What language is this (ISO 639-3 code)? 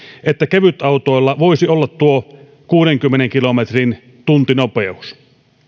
fin